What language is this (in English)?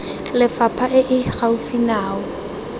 Tswana